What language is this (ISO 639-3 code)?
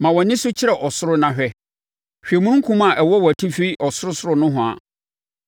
aka